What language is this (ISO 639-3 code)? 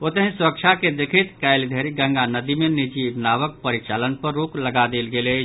mai